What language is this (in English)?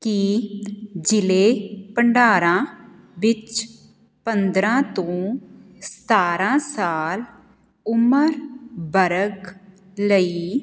Punjabi